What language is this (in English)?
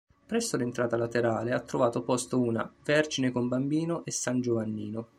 Italian